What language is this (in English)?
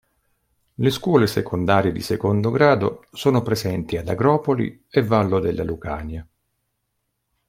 Italian